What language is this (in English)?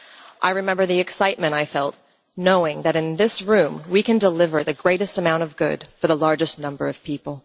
English